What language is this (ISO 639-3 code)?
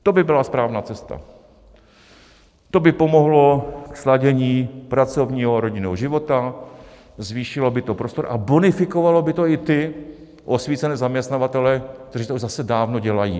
ces